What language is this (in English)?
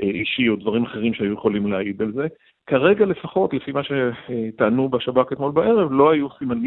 Hebrew